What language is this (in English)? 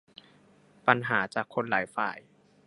Thai